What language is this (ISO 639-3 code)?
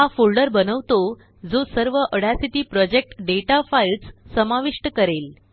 mar